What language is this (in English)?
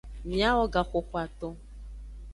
Aja (Benin)